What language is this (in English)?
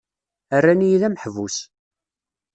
Kabyle